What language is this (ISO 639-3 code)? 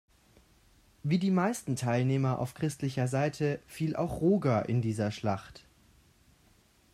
deu